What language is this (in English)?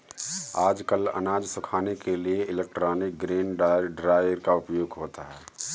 Hindi